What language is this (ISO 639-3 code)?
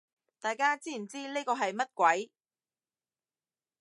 yue